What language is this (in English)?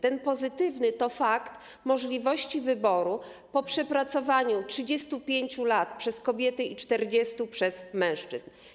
Polish